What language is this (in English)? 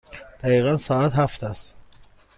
Persian